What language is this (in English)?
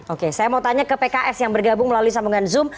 Indonesian